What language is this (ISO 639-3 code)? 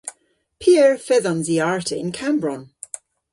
cor